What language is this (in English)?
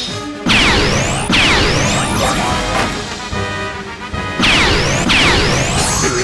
Japanese